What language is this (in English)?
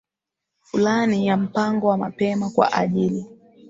Swahili